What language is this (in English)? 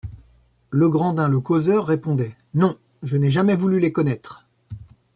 French